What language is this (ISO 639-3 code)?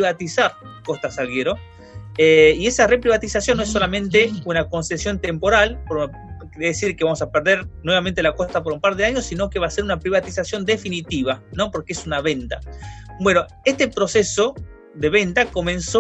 spa